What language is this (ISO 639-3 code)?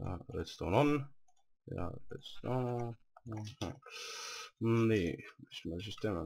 fin